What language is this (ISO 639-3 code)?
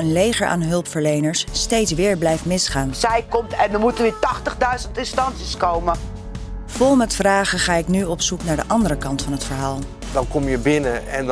nld